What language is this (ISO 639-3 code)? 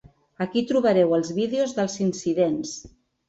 cat